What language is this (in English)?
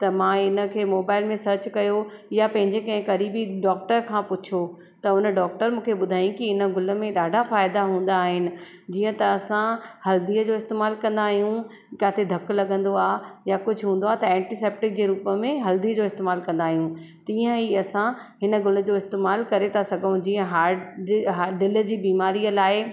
Sindhi